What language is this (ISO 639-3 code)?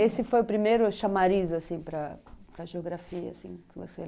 por